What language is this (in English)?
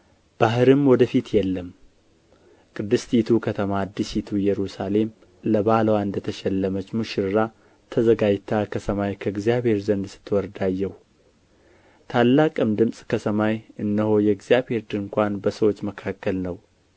Amharic